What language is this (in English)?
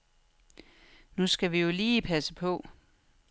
Danish